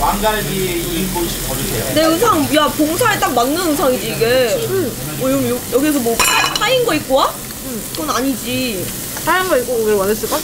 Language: Korean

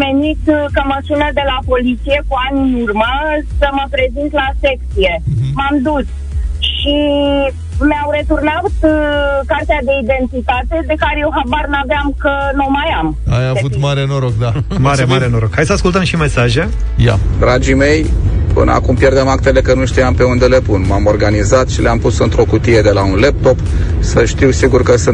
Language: Romanian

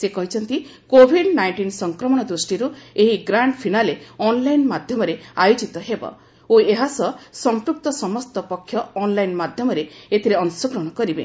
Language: Odia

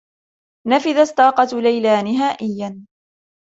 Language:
Arabic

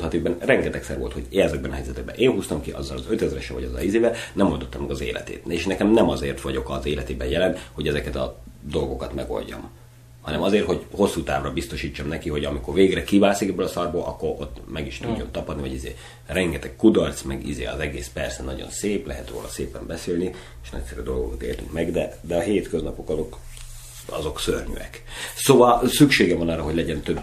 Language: Hungarian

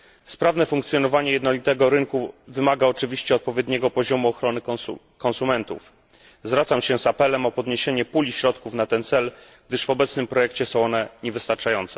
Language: Polish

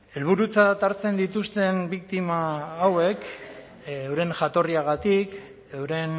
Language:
Basque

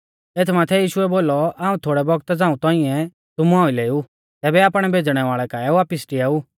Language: Mahasu Pahari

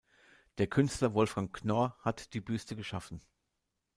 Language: German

